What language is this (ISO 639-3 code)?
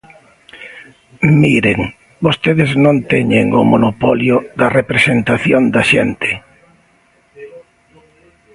glg